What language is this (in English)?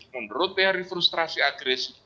Indonesian